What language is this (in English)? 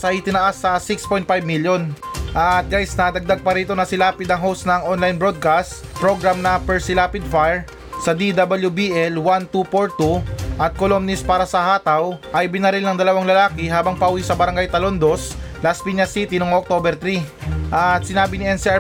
Filipino